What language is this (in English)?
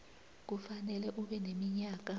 South Ndebele